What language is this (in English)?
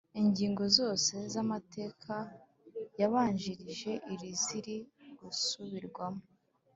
Kinyarwanda